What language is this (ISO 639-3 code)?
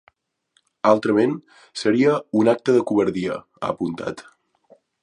cat